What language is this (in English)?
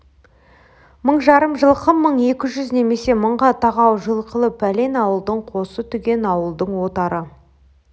Kazakh